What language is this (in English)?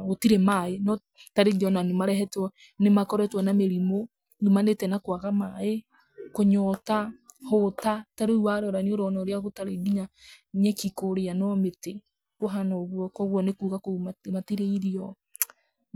Kikuyu